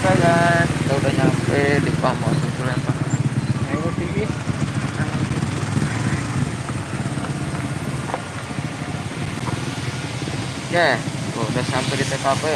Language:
Indonesian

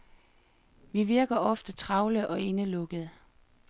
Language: Danish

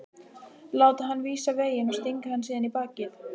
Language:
Icelandic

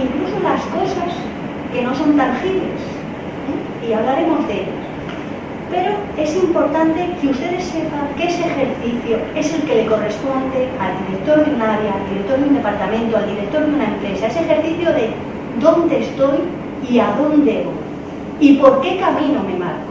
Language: Spanish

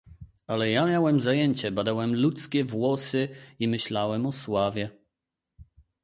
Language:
Polish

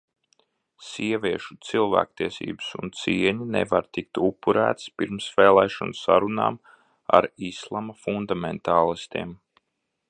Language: Latvian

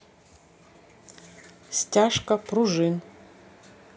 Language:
Russian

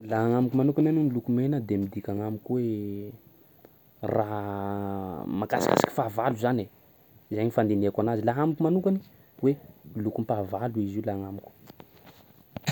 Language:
Sakalava Malagasy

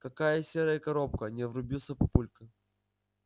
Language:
Russian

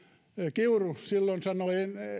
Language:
Finnish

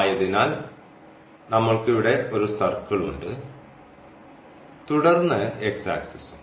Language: Malayalam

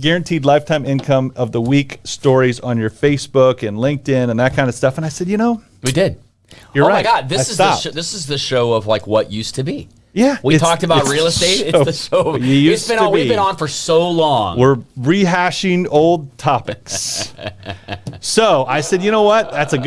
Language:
English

